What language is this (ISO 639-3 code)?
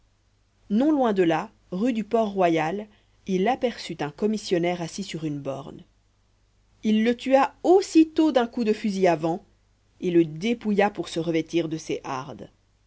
fra